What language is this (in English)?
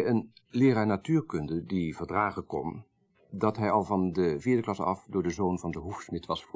Dutch